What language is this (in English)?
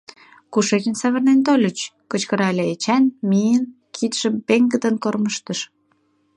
Mari